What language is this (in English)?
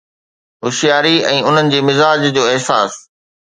Sindhi